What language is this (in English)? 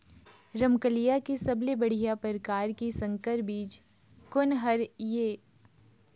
Chhattisgarhi